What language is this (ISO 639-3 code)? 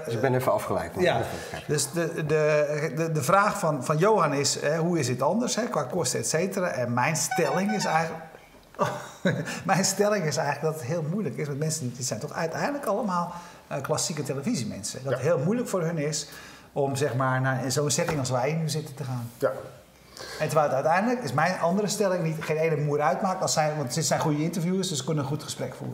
nld